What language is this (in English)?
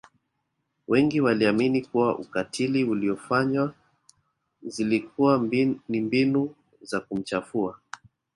Swahili